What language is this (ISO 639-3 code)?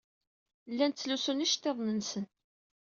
kab